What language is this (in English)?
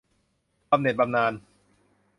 Thai